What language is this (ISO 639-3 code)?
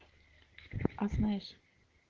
rus